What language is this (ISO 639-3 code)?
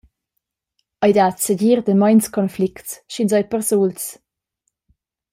roh